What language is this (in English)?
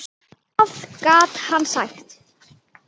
Icelandic